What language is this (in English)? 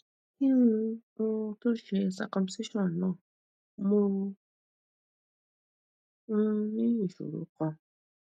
Yoruba